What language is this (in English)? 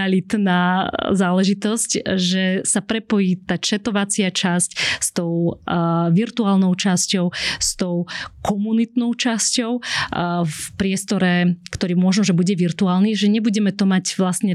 Slovak